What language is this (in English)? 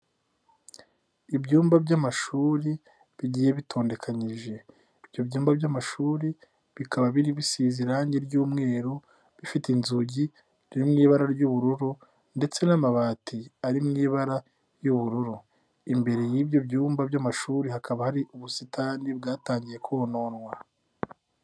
Kinyarwanda